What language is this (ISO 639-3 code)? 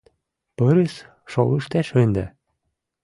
chm